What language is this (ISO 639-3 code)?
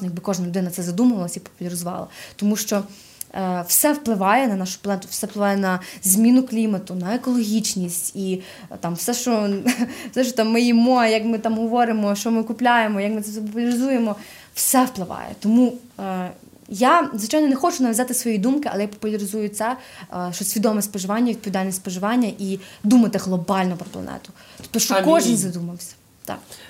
ukr